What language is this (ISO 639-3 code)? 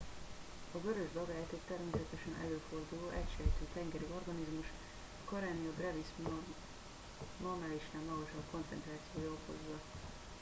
hun